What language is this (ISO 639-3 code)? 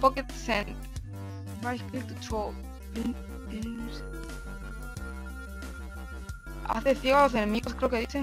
spa